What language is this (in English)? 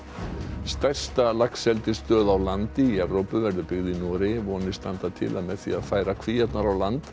Icelandic